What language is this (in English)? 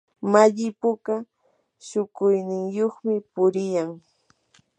Yanahuanca Pasco Quechua